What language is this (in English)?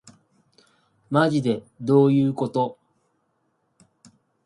Japanese